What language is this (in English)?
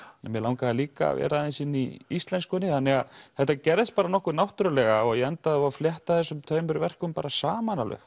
Icelandic